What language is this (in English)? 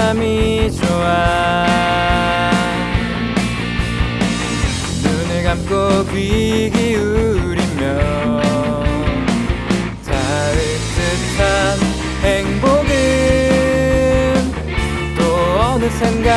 Indonesian